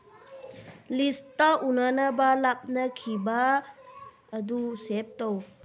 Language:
Manipuri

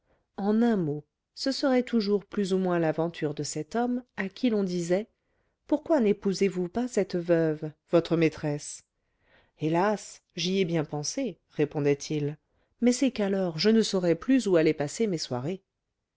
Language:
French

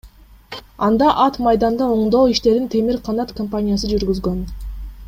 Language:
Kyrgyz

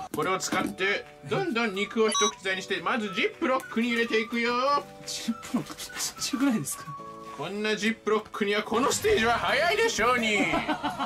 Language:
Japanese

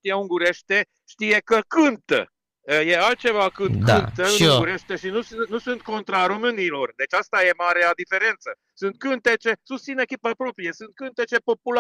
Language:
Romanian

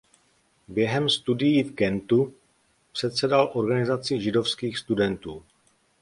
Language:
Czech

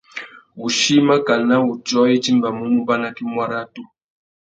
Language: Tuki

